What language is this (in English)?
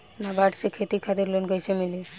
Bhojpuri